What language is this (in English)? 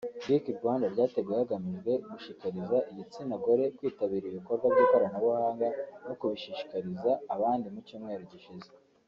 Kinyarwanda